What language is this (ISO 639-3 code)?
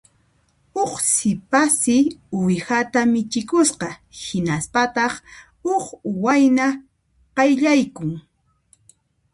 qxp